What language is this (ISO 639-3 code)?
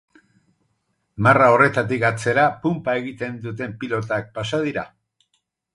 eus